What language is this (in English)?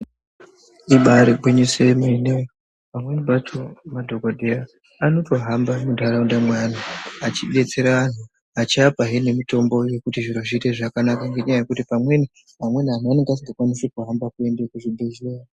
Ndau